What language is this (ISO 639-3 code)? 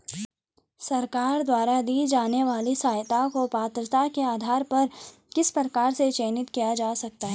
hin